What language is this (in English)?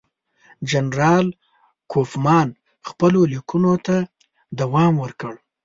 Pashto